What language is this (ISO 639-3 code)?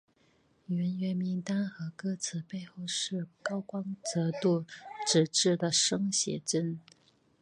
zho